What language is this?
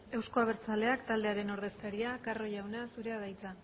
Basque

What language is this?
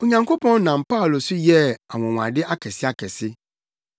Akan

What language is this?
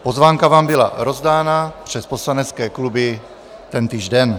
Czech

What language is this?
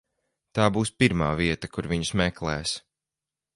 Latvian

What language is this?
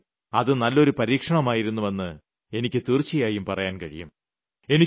Malayalam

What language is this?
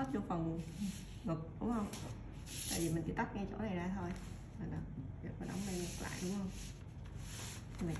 Vietnamese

